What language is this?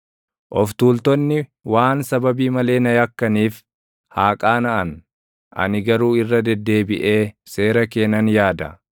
Oromo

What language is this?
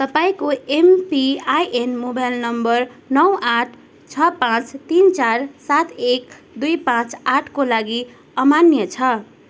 Nepali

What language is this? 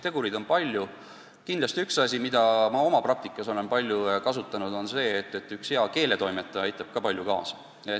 Estonian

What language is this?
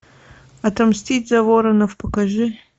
Russian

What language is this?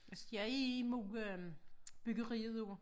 Danish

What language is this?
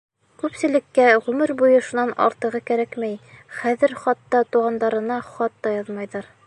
Bashkir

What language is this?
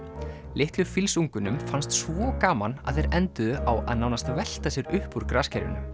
Icelandic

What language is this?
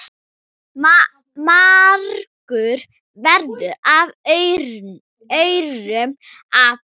Icelandic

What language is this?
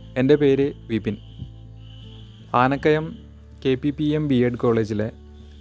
Malayalam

